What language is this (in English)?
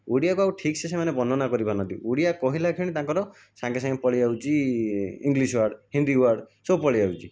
Odia